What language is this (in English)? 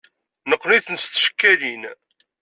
Kabyle